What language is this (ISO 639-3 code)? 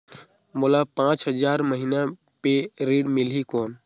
hne